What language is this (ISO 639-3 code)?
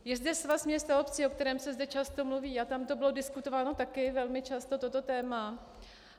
ces